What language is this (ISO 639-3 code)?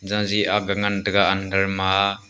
nnp